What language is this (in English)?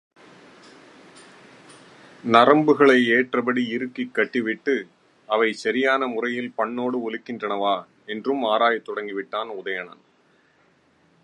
Tamil